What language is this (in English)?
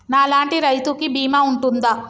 Telugu